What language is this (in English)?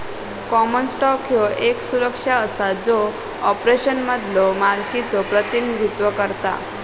Marathi